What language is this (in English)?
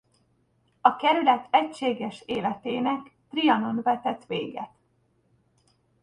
Hungarian